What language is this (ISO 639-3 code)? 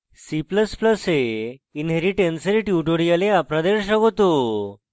ben